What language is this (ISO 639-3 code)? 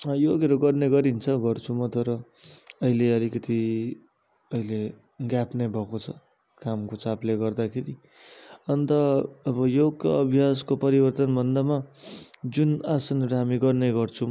nep